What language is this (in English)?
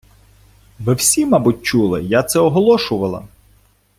Ukrainian